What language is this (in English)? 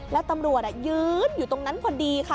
Thai